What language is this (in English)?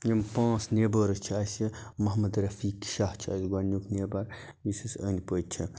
Kashmiri